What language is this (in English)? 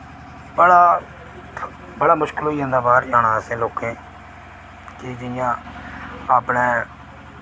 Dogri